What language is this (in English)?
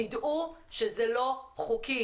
Hebrew